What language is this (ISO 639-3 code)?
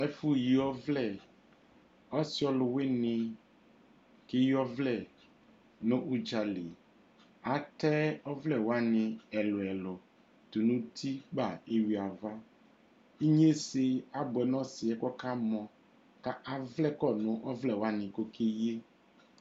kpo